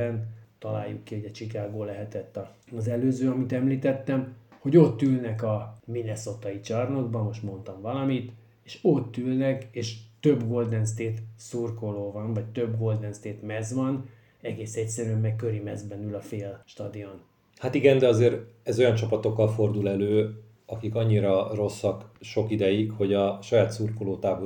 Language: Hungarian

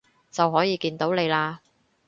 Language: Cantonese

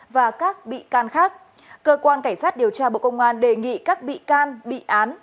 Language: Vietnamese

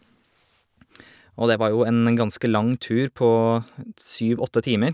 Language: Norwegian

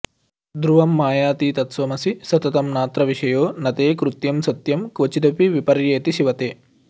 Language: Sanskrit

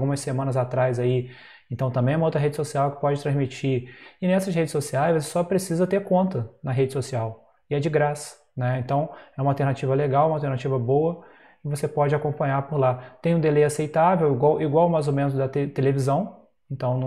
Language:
Portuguese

